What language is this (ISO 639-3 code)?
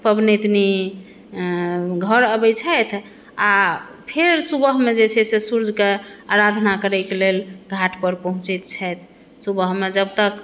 mai